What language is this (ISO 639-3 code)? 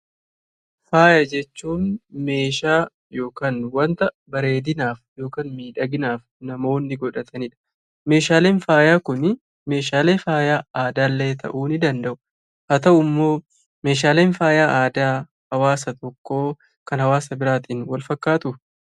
orm